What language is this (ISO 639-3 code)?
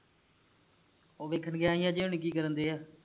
pan